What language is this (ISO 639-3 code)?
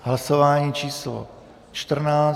ces